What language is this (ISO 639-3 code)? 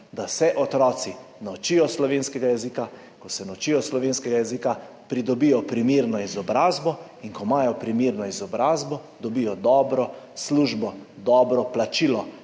slv